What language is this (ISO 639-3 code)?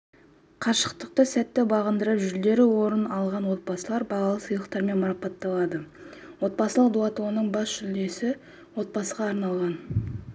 kaz